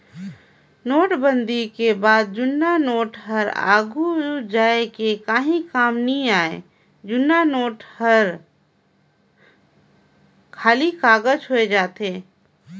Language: Chhattisgarhi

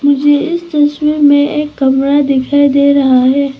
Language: Hindi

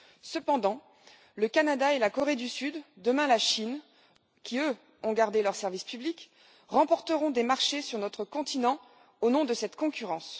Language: French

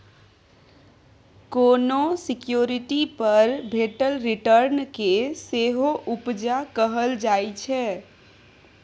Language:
Maithili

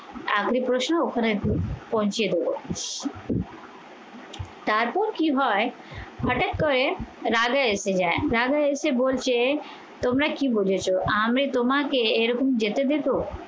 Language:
Bangla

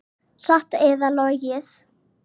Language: Icelandic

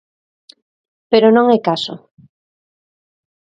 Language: Galician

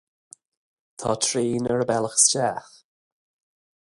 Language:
Irish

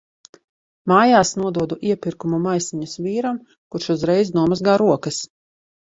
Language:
Latvian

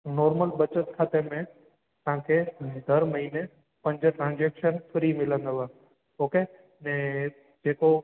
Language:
Sindhi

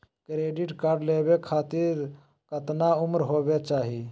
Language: Magahi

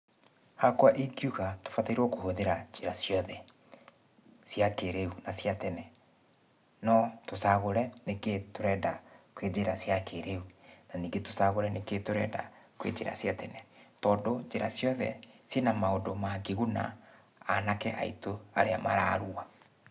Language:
Kikuyu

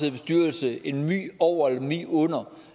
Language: Danish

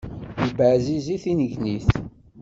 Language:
Kabyle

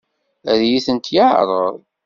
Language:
Kabyle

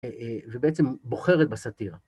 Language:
Hebrew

